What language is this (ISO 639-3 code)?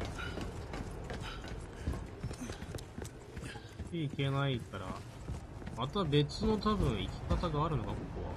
jpn